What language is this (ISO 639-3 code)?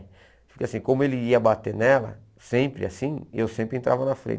por